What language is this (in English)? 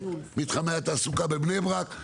Hebrew